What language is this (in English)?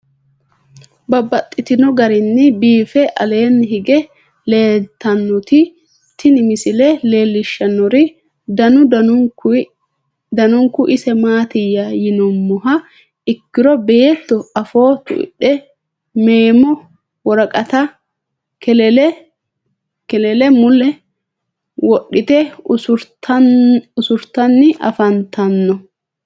Sidamo